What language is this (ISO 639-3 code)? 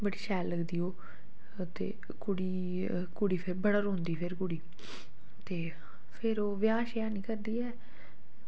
doi